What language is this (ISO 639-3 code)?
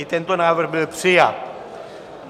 ces